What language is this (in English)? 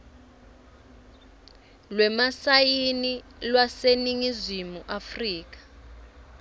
Swati